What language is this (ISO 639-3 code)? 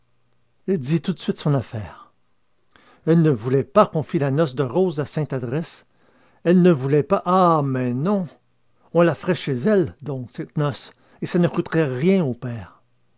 fra